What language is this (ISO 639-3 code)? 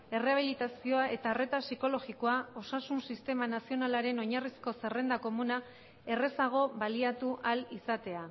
eus